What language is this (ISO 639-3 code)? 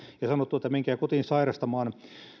fin